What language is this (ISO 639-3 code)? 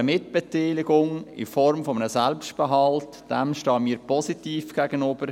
gsw